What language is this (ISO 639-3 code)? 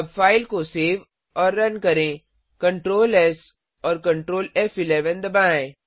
hin